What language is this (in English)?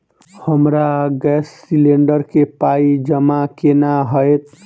Maithili